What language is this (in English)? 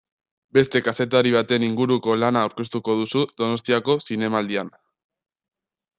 Basque